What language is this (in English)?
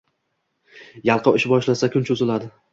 Uzbek